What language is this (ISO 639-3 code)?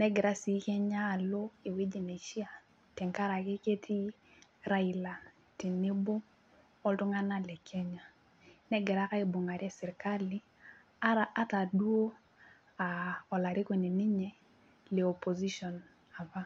mas